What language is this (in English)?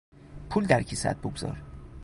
Persian